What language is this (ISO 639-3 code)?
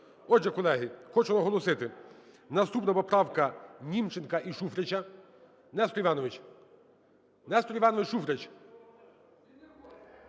ukr